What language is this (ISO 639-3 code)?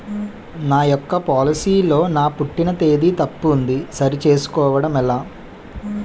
tel